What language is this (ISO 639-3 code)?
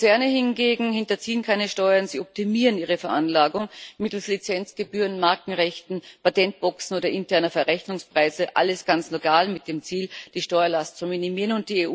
deu